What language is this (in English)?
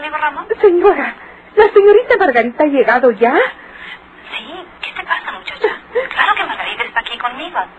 Spanish